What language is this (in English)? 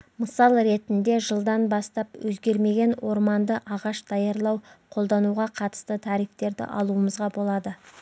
Kazakh